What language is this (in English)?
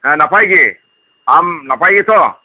Santali